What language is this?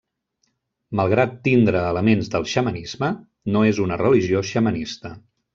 Catalan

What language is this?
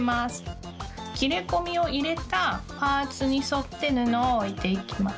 Japanese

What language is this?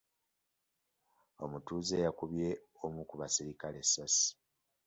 Ganda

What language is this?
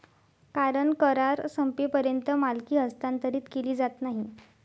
Marathi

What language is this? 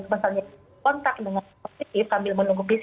Indonesian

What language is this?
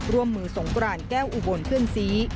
Thai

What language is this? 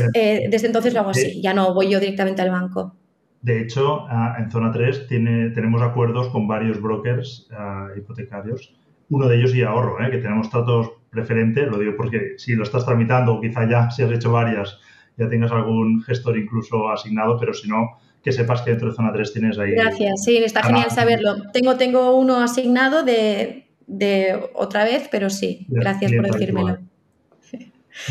Spanish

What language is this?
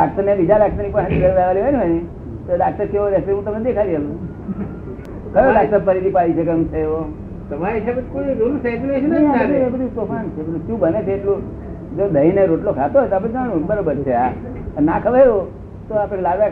Gujarati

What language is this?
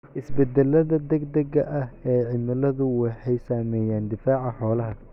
Somali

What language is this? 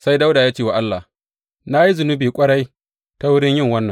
Hausa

